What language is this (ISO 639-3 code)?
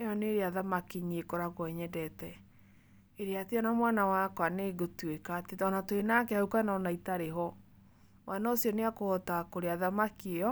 kik